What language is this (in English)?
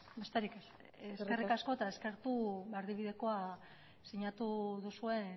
Basque